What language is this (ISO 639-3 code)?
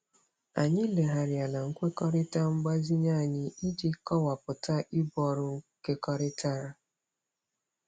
ibo